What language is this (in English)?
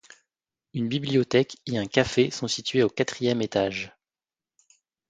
French